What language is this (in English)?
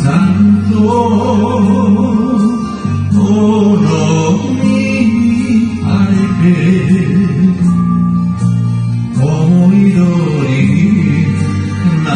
Arabic